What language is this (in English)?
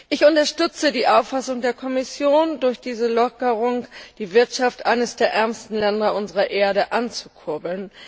German